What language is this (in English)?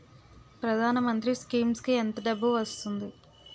Telugu